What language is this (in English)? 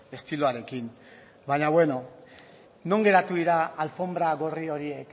Basque